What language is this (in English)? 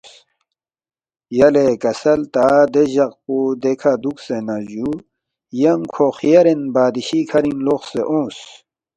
Balti